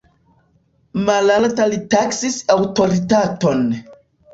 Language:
Esperanto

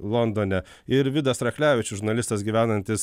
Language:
Lithuanian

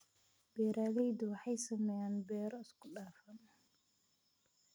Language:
Somali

